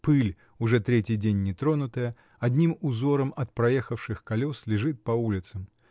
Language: Russian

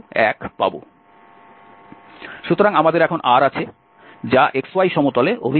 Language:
Bangla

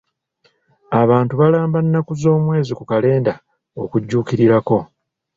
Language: Ganda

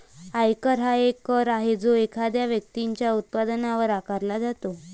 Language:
Marathi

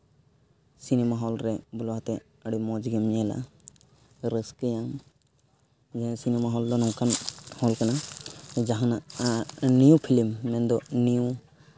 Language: Santali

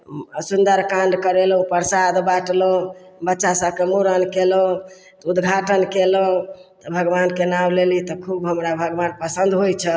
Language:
Maithili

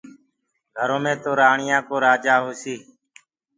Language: Gurgula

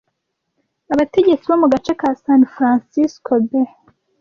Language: Kinyarwanda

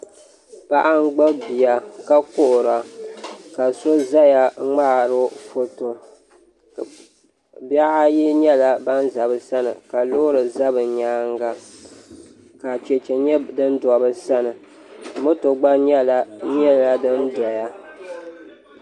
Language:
Dagbani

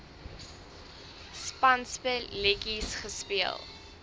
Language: Afrikaans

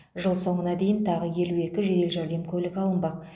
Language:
Kazakh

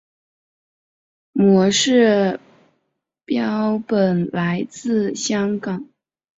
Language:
Chinese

